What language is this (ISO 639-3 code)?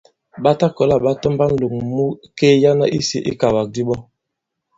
abb